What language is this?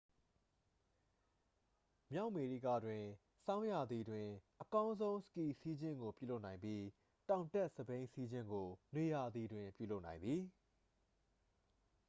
Burmese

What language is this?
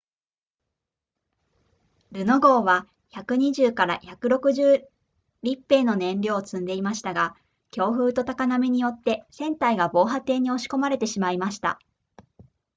Japanese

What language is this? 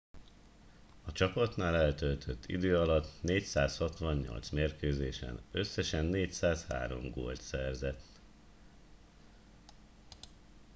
Hungarian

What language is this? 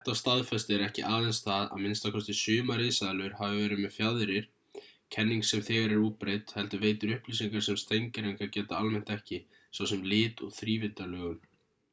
Icelandic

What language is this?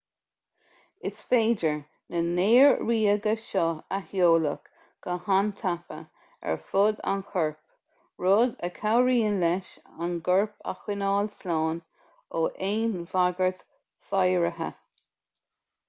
Irish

